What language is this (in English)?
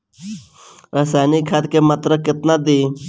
Bhojpuri